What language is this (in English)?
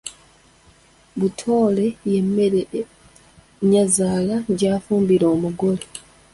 Ganda